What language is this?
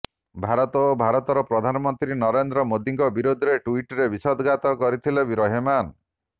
Odia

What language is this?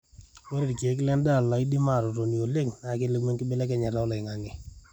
Masai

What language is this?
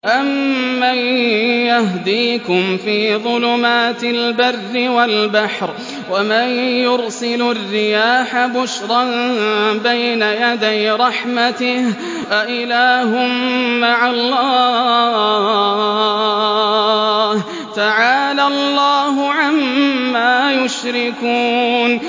Arabic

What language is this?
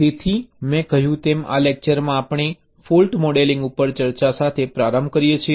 Gujarati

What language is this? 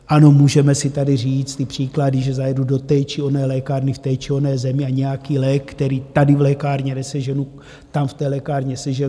Czech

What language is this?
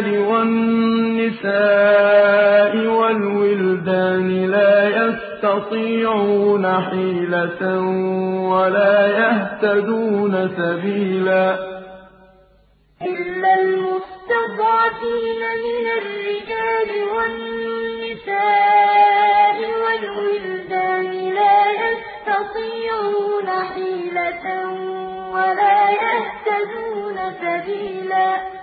Arabic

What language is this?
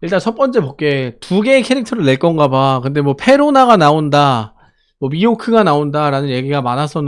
Korean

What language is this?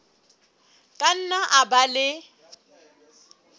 Southern Sotho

